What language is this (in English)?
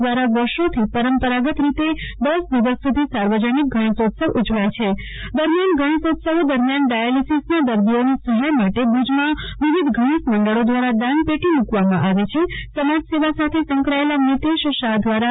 Gujarati